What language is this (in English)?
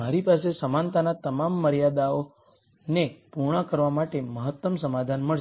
Gujarati